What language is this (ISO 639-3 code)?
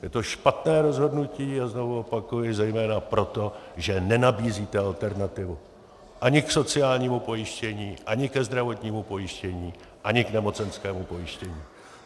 ces